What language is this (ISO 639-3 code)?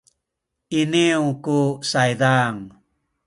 szy